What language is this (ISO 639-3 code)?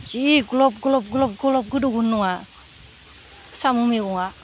brx